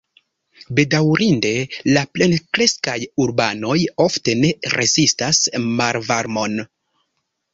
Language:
Esperanto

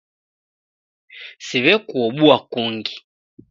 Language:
Taita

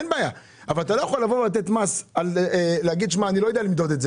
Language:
Hebrew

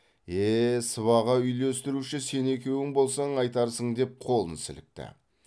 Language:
Kazakh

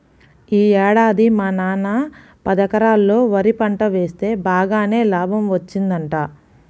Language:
Telugu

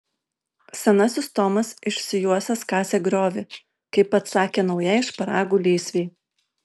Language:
Lithuanian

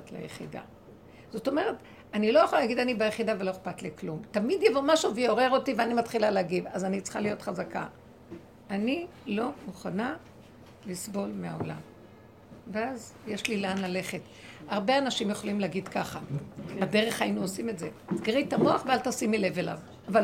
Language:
Hebrew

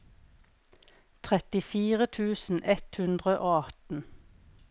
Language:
Norwegian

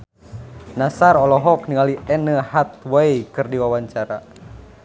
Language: Sundanese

